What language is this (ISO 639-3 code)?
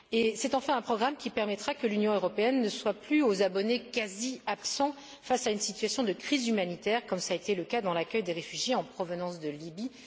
fra